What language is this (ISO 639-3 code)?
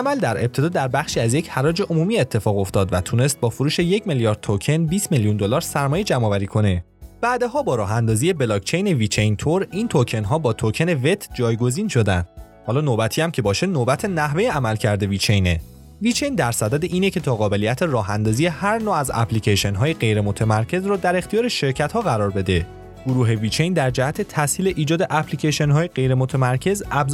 fas